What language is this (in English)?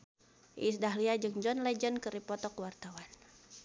Sundanese